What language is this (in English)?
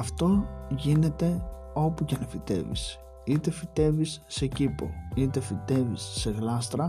Greek